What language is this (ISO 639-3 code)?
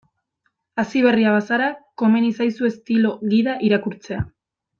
eus